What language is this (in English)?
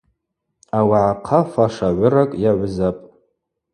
Abaza